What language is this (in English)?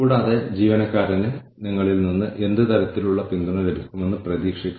Malayalam